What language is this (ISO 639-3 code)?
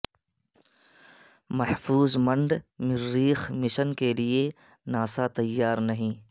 urd